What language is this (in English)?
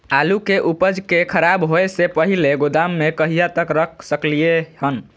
Maithili